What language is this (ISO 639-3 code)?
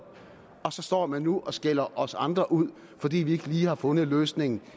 dan